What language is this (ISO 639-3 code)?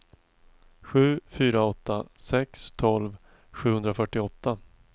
swe